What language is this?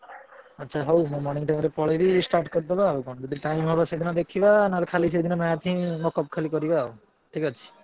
Odia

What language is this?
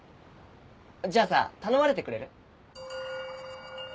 Japanese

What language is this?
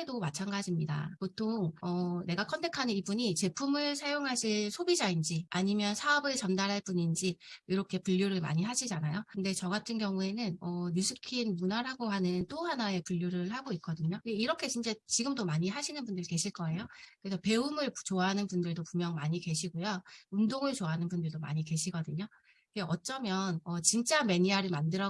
Korean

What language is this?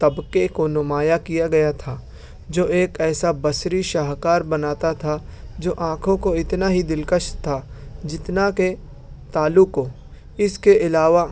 Urdu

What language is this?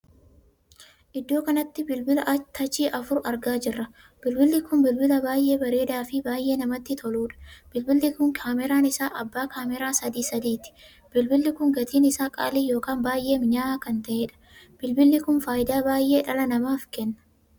Oromo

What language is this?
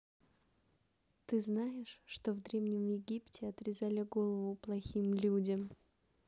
Russian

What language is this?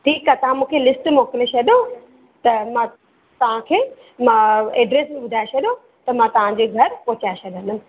Sindhi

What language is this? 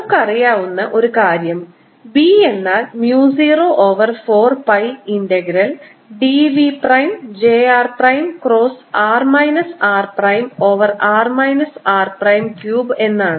Malayalam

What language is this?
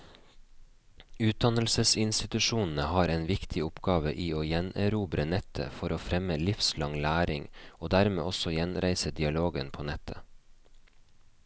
Norwegian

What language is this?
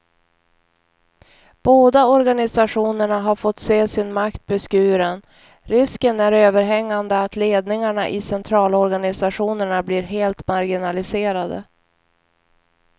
Swedish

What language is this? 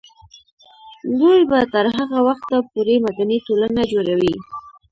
Pashto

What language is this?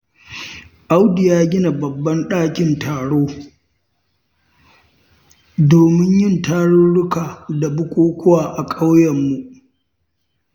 Hausa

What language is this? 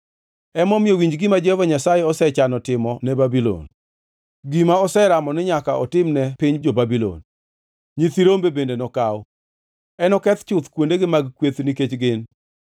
Luo (Kenya and Tanzania)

